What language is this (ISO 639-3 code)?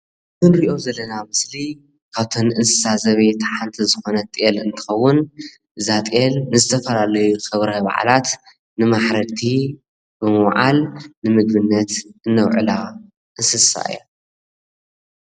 tir